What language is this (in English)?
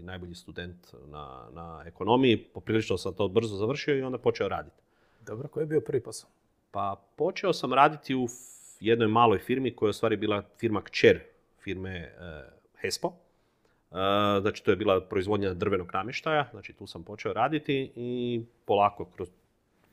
Croatian